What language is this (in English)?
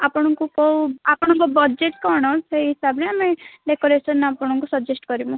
Odia